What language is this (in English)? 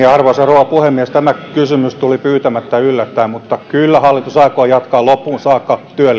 Finnish